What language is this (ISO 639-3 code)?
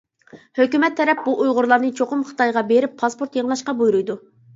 uig